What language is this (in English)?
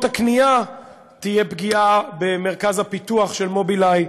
Hebrew